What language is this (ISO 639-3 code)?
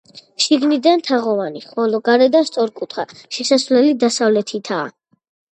kat